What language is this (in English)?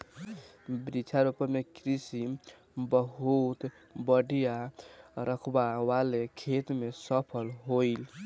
Bhojpuri